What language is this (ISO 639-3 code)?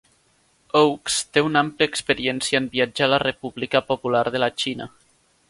cat